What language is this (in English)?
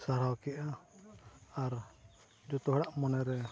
Santali